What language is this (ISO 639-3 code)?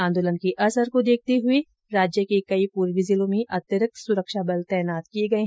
hin